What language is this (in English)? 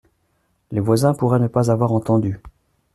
French